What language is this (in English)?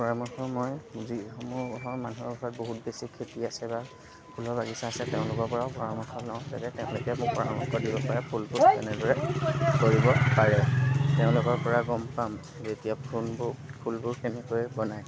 Assamese